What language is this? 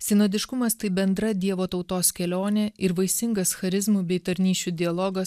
Lithuanian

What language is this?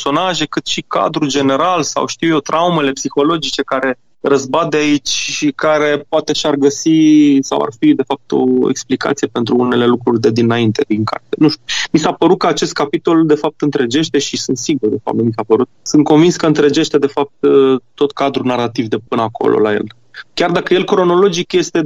Romanian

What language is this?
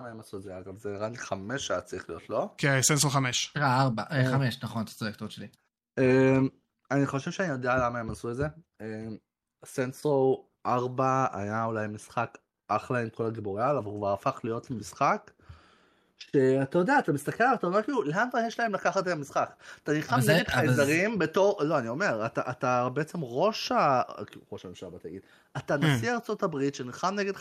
Hebrew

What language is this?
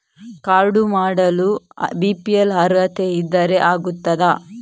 Kannada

